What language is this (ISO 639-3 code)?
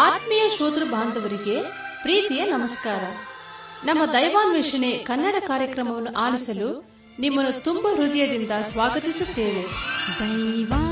kan